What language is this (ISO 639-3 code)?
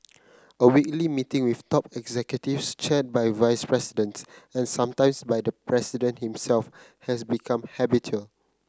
eng